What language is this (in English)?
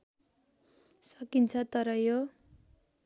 Nepali